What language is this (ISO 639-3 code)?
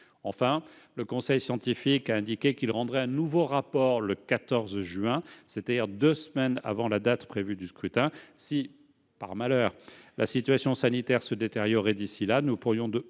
fra